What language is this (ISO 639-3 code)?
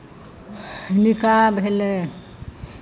mai